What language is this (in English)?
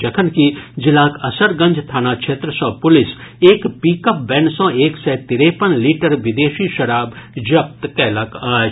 Maithili